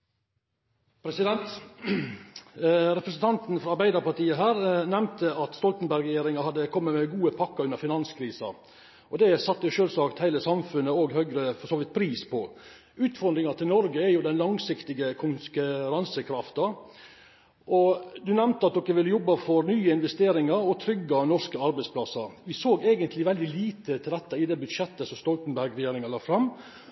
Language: Norwegian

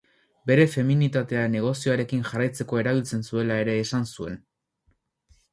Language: Basque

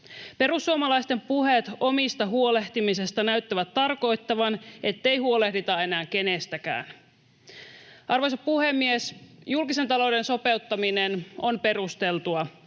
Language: Finnish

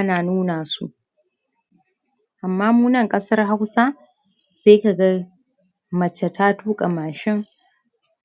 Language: Hausa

